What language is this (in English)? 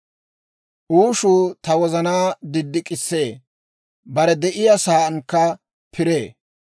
Dawro